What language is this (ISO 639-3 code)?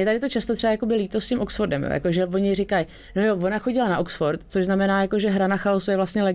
ces